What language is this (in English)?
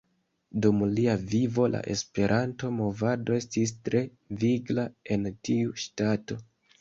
Esperanto